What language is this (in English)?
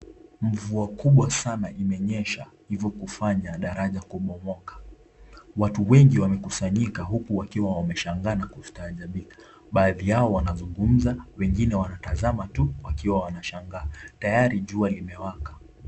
Swahili